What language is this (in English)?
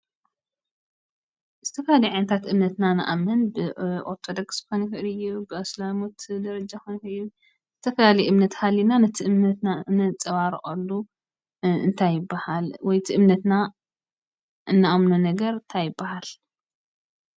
Tigrinya